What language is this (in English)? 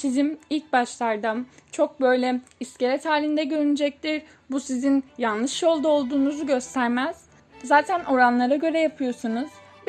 Turkish